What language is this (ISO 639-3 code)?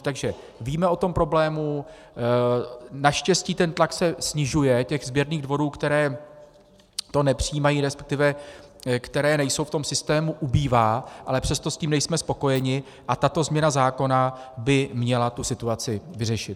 ces